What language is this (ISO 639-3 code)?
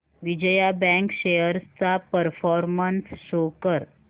mar